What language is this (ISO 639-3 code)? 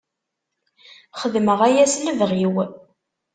kab